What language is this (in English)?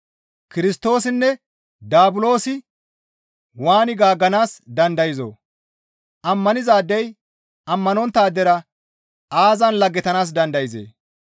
Gamo